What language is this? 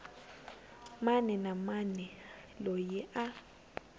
Tsonga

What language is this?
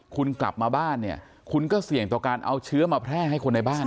Thai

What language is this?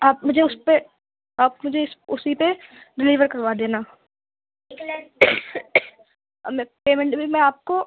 Urdu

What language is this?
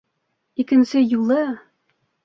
Bashkir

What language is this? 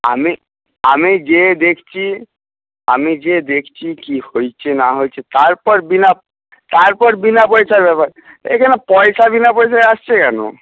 Bangla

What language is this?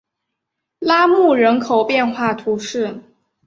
Chinese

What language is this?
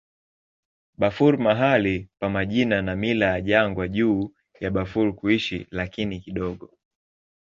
Swahili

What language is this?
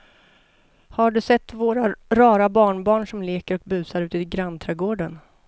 Swedish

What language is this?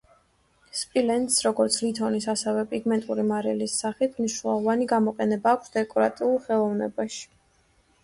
Georgian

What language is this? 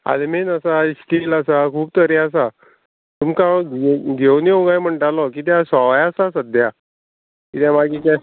Konkani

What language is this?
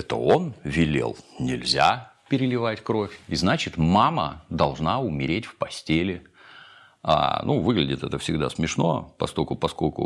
Russian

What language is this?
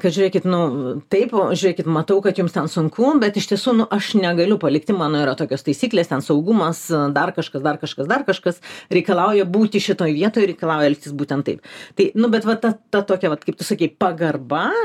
Lithuanian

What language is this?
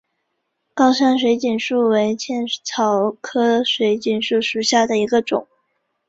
Chinese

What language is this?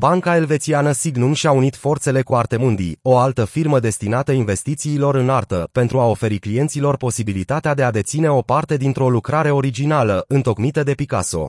Romanian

